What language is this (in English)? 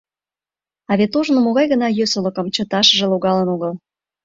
Mari